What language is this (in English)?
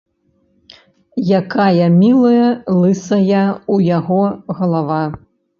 Belarusian